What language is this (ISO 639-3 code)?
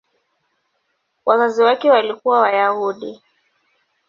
swa